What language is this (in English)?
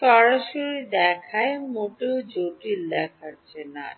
Bangla